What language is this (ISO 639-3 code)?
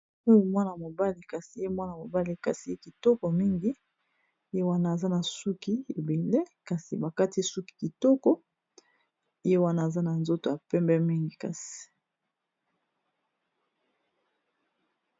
lin